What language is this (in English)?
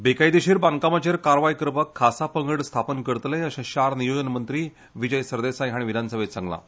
Konkani